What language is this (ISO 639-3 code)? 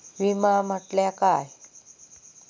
mar